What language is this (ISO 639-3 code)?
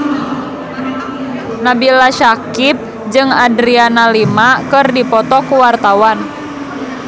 sun